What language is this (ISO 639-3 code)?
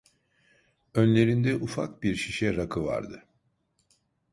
tur